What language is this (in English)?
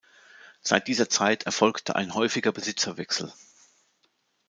German